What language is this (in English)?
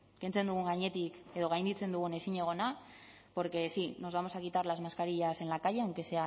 Spanish